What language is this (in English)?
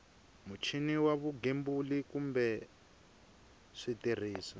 Tsonga